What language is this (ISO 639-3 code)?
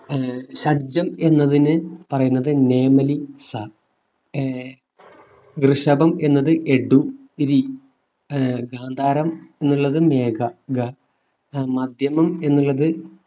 mal